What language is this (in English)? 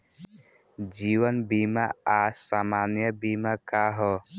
Bhojpuri